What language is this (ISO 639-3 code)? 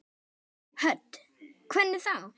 isl